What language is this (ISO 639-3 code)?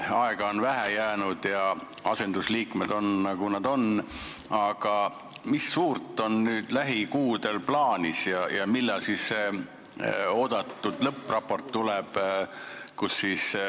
est